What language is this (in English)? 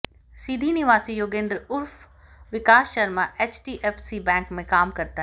Hindi